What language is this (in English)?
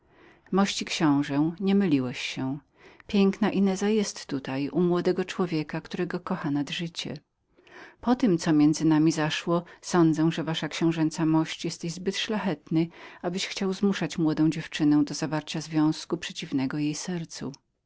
Polish